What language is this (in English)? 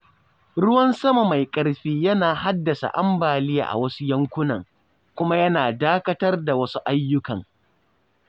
Hausa